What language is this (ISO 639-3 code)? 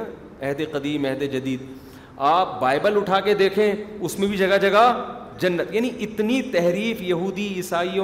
urd